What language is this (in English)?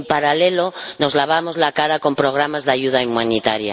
Spanish